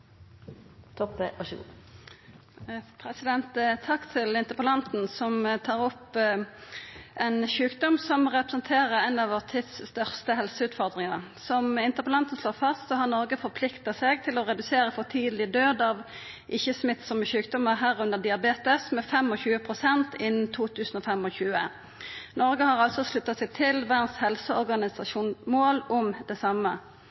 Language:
Norwegian Nynorsk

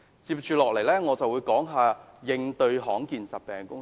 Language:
Cantonese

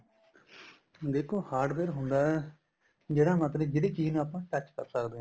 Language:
Punjabi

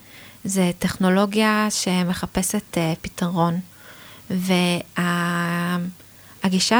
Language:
Hebrew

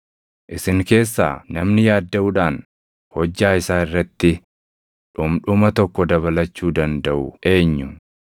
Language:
Oromo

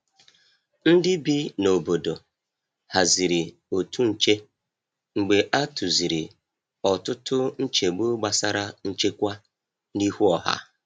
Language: Igbo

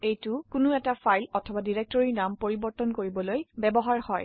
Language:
Assamese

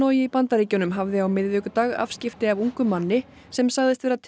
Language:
Icelandic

